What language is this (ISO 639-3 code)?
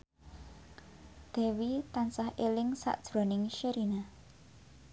jav